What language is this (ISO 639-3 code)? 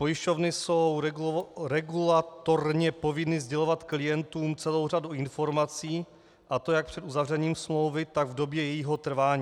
ces